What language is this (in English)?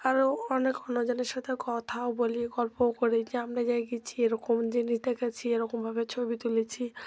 Bangla